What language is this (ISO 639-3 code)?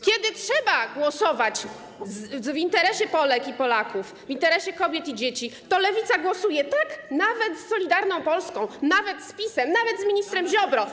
pol